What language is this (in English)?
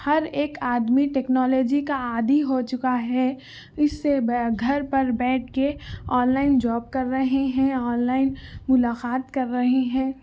Urdu